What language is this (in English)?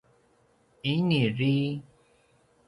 Paiwan